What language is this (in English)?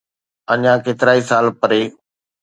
Sindhi